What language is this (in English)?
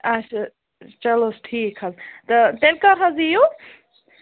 Kashmiri